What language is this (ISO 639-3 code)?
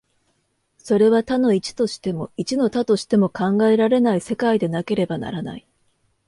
jpn